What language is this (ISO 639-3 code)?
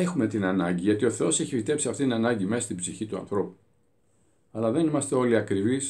ell